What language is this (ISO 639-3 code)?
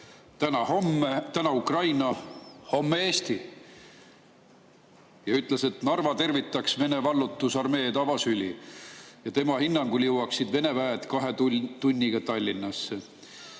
est